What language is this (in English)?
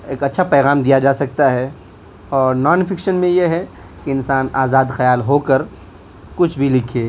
Urdu